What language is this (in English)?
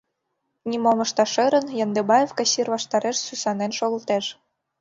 Mari